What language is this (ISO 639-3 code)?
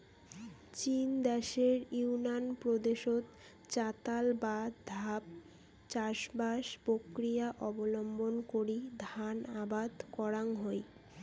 ben